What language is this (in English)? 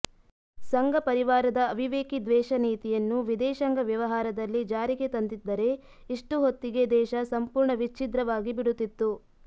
Kannada